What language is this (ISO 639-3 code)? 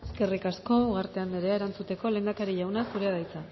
eus